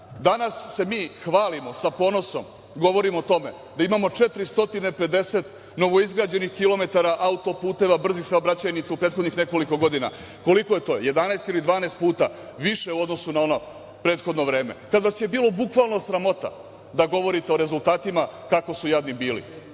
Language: Serbian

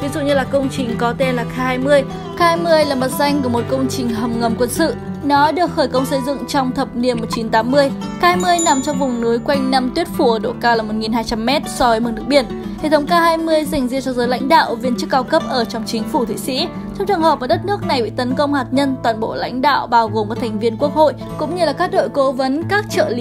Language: Vietnamese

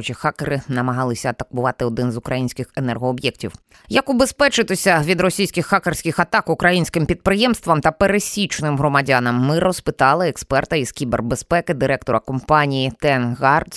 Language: Ukrainian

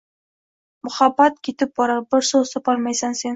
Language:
Uzbek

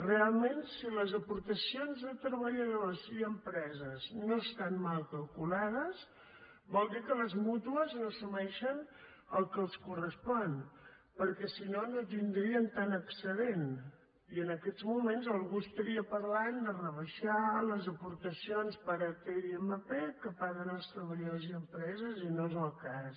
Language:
Catalan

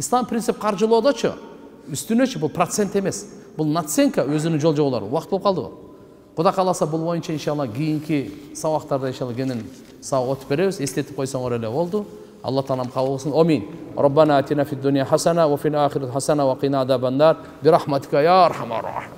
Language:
Turkish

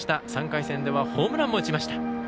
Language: Japanese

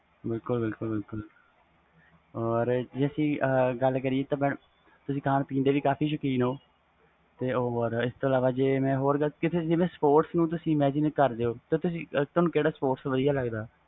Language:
Punjabi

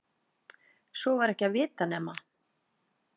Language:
Icelandic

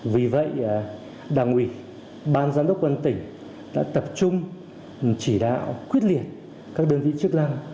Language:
Vietnamese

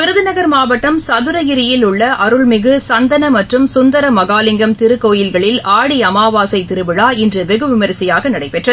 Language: Tamil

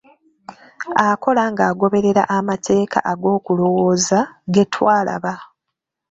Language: Ganda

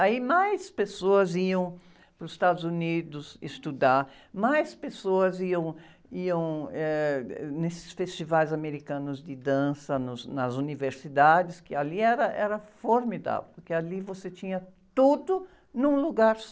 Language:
Portuguese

